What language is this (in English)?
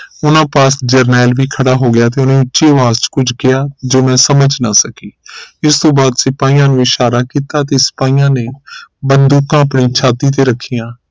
Punjabi